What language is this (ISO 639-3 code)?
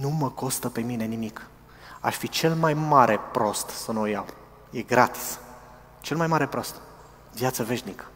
ron